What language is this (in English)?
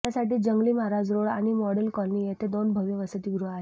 Marathi